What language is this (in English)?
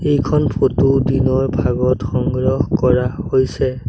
Assamese